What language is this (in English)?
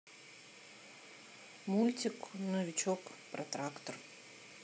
Russian